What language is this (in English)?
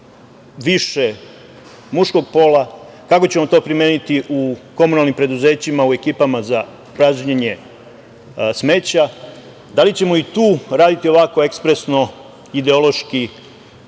Serbian